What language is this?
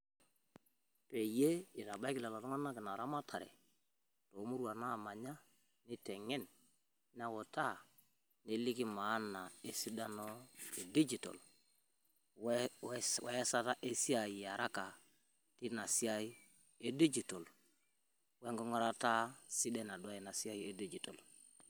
Masai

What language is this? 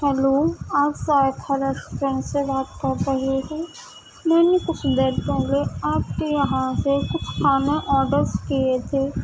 Urdu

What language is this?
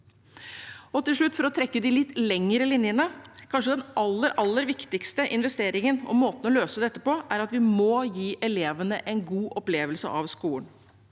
Norwegian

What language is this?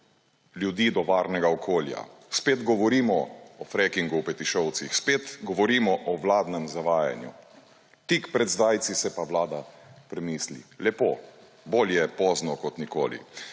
Slovenian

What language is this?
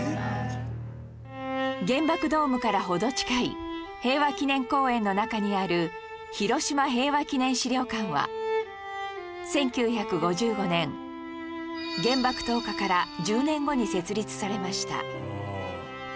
Japanese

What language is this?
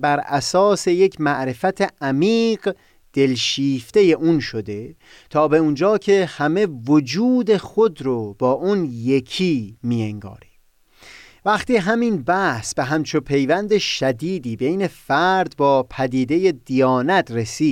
Persian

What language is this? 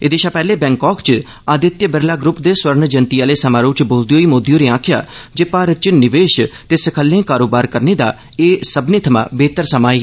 Dogri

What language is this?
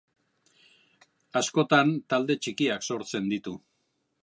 Basque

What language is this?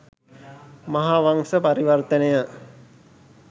Sinhala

